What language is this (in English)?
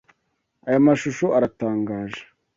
Kinyarwanda